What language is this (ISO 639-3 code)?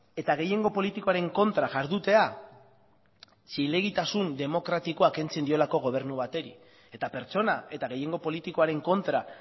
eus